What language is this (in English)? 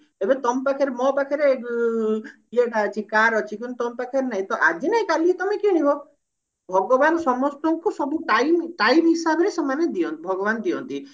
Odia